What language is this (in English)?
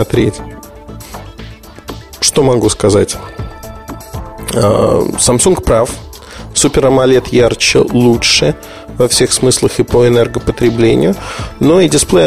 Russian